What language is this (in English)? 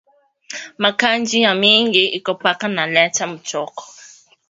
Swahili